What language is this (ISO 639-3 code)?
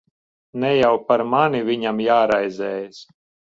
lav